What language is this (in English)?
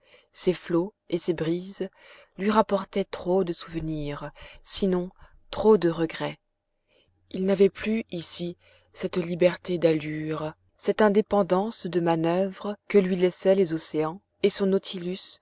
French